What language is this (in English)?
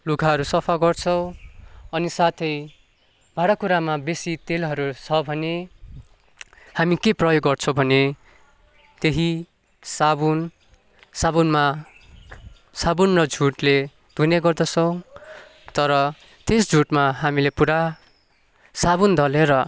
Nepali